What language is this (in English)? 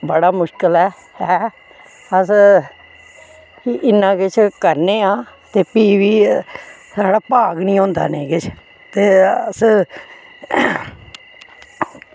Dogri